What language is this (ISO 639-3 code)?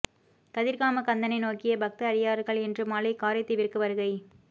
tam